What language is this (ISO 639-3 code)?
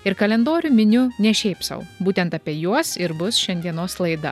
lit